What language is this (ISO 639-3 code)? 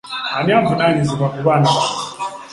lug